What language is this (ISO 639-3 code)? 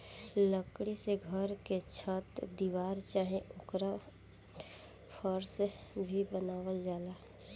bho